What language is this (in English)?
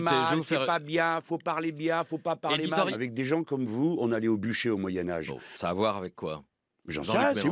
French